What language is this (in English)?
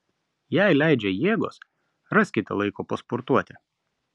Lithuanian